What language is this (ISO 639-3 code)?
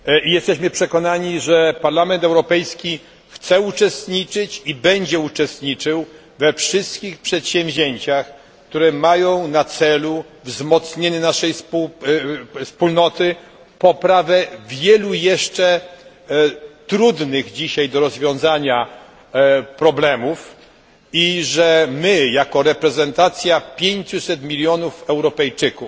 pol